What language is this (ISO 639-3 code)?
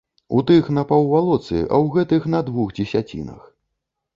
bel